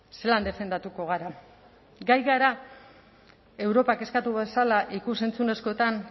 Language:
Basque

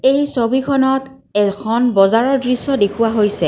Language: Assamese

